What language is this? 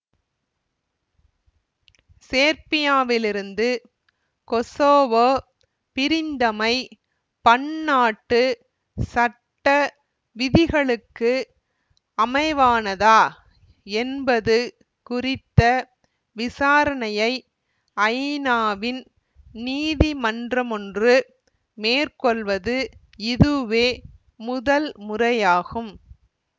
Tamil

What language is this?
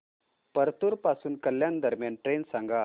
Marathi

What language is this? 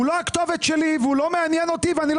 Hebrew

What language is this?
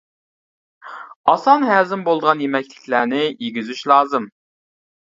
Uyghur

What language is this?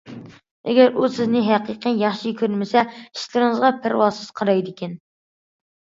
Uyghur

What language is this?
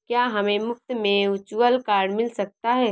Hindi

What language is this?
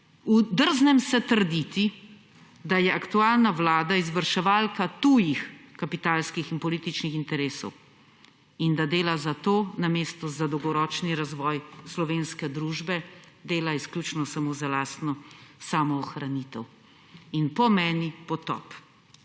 Slovenian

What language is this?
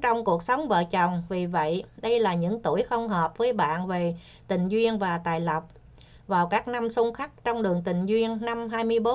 Vietnamese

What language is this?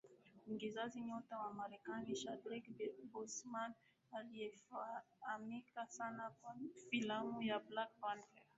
Swahili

